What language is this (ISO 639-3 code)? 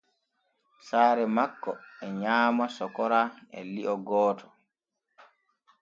fue